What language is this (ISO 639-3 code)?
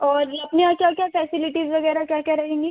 hin